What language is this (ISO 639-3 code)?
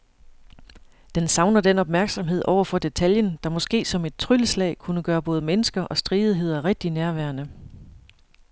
dan